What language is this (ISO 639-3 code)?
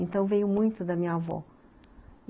por